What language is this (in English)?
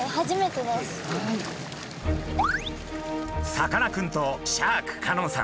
Japanese